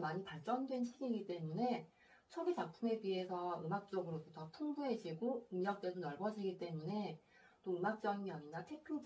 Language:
Korean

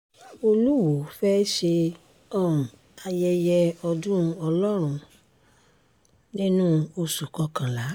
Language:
Yoruba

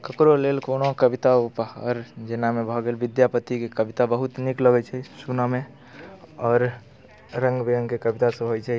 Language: Maithili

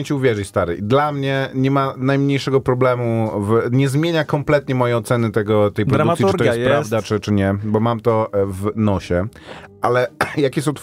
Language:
Polish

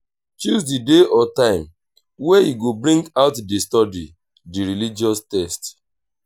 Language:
Nigerian Pidgin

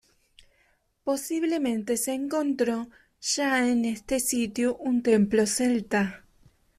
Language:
Spanish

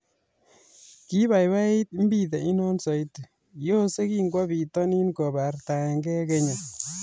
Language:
Kalenjin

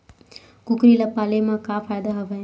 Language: Chhattisgarhi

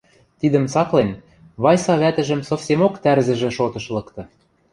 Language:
Western Mari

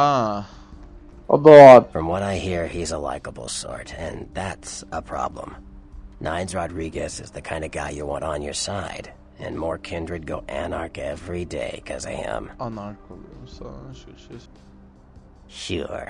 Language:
Turkish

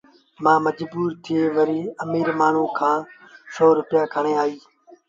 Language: Sindhi Bhil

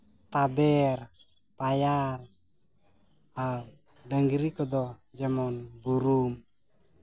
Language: Santali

